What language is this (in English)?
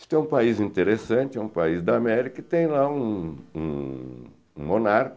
Portuguese